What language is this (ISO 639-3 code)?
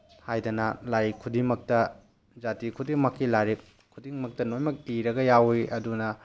mni